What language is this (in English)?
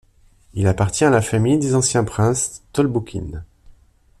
French